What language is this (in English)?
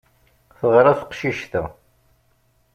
Kabyle